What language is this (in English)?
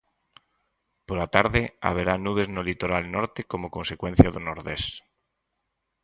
Galician